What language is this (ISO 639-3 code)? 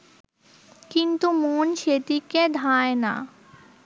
ben